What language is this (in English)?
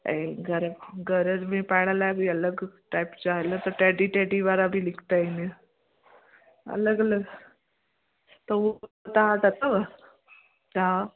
Sindhi